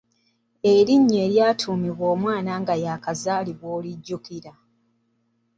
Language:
Ganda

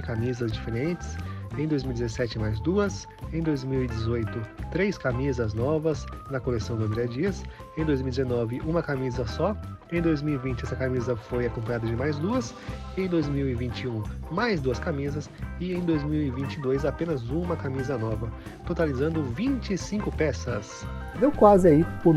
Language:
Portuguese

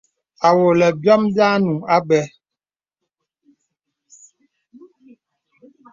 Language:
Bebele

